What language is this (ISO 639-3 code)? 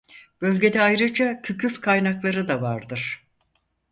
tur